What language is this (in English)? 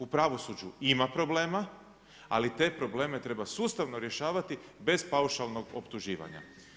Croatian